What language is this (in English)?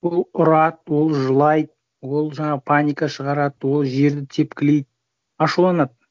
Kazakh